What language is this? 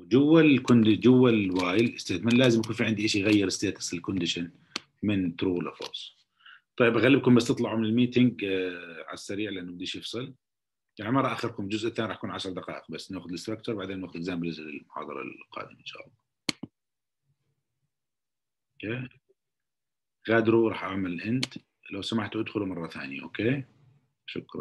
Arabic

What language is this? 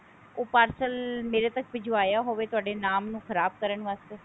Punjabi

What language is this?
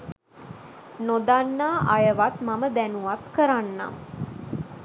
Sinhala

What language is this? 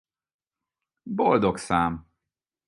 Hungarian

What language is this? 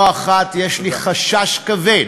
Hebrew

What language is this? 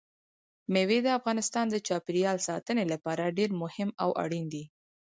Pashto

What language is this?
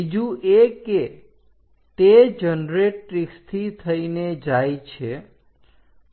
Gujarati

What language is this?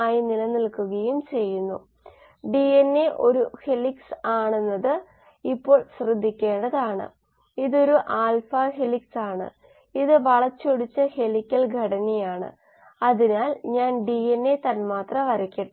Malayalam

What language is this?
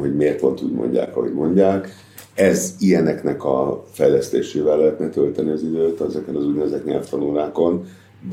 Hungarian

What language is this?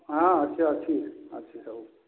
Odia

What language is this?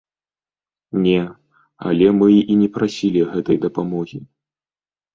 Belarusian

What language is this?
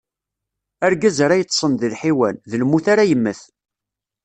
Kabyle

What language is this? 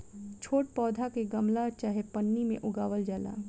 Bhojpuri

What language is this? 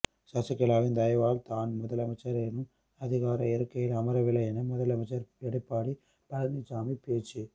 Tamil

